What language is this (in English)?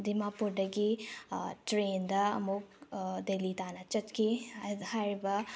Manipuri